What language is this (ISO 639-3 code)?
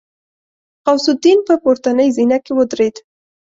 pus